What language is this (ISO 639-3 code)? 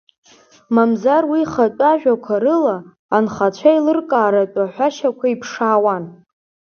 abk